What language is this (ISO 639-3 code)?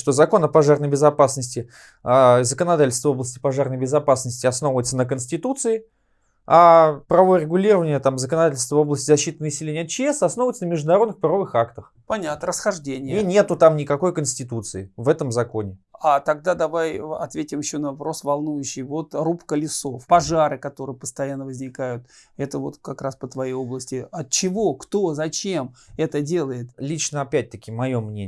rus